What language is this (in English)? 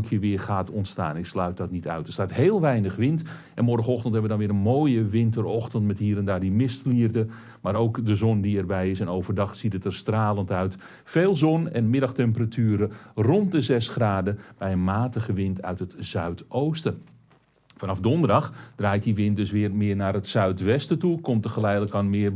Dutch